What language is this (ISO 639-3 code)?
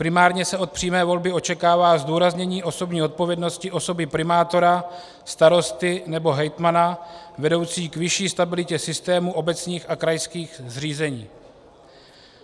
ces